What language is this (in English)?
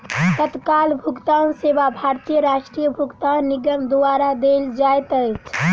Maithili